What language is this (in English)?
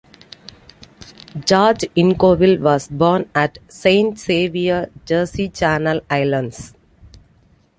English